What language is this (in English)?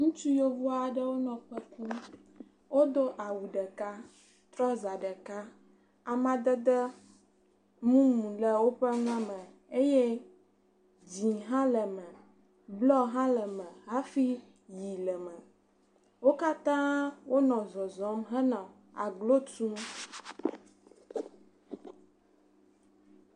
Ewe